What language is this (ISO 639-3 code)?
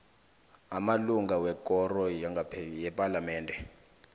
nbl